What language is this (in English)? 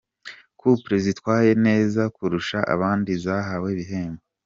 Kinyarwanda